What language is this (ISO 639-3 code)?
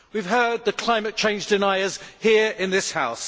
eng